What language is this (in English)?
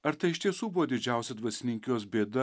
Lithuanian